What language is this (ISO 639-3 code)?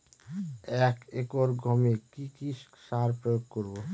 ben